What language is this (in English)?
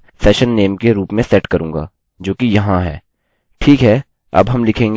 Hindi